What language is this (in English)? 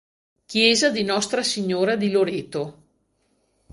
Italian